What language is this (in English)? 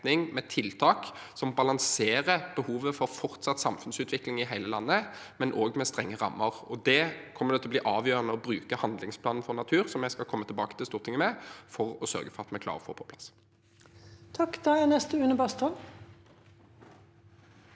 Norwegian